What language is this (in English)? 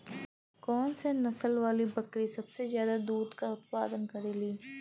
Bhojpuri